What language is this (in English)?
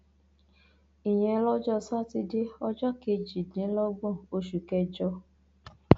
Yoruba